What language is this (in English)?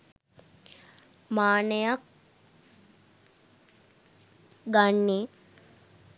Sinhala